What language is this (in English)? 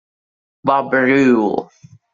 Italian